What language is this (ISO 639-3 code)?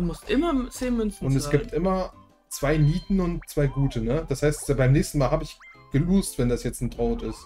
deu